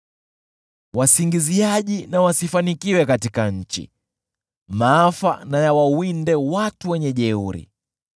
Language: Swahili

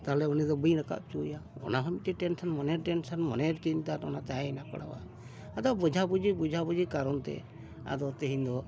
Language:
Santali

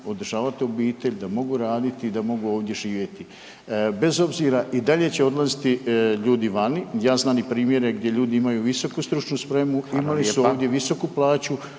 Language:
Croatian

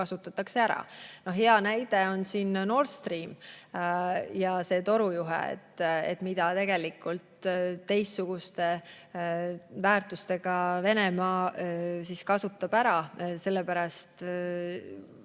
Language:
Estonian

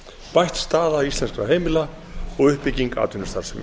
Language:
Icelandic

